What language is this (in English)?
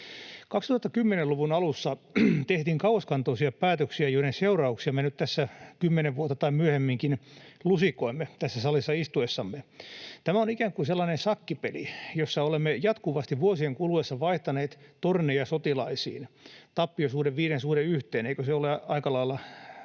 Finnish